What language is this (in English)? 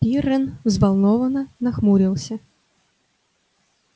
Russian